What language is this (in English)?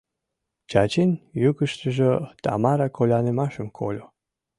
Mari